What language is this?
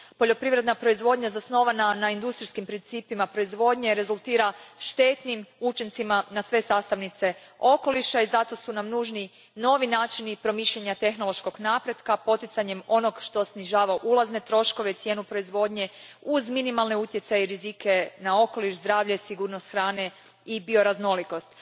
Croatian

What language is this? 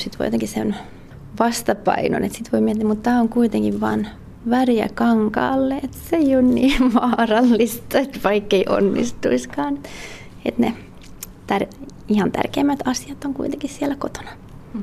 Finnish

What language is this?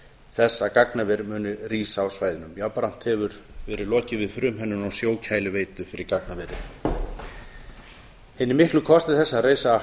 Icelandic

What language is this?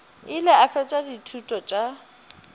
Northern Sotho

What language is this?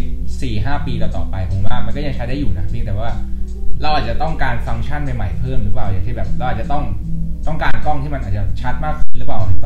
Thai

